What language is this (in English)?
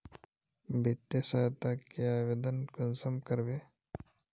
Magahi